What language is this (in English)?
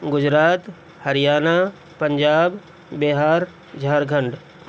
Urdu